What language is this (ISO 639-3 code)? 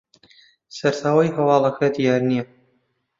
ckb